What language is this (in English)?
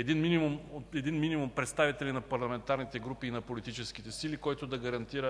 Bulgarian